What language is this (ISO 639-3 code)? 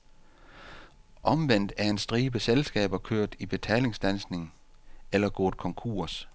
dan